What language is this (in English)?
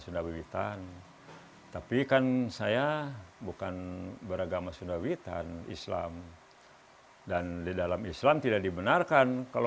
Indonesian